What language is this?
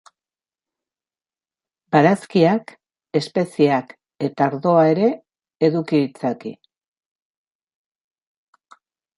Basque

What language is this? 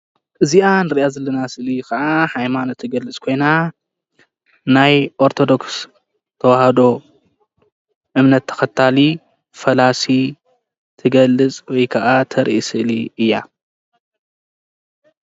Tigrinya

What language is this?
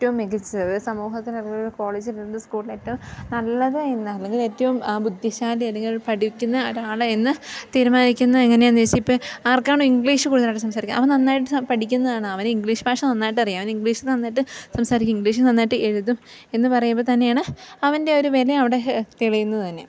Malayalam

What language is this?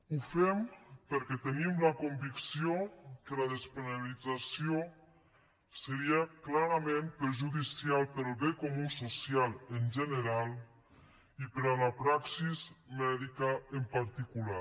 Catalan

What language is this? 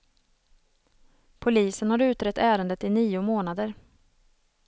Swedish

